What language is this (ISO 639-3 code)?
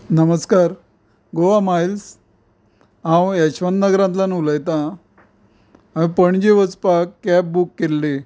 kok